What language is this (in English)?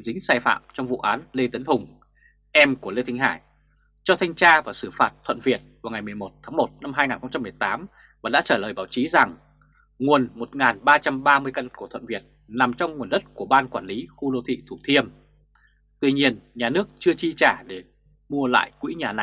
Vietnamese